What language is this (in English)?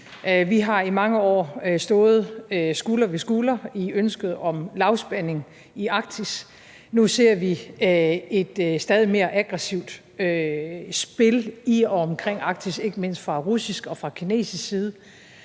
Danish